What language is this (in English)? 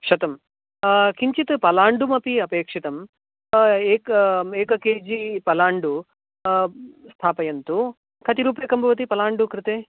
Sanskrit